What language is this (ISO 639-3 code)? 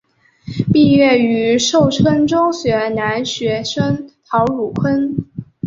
zho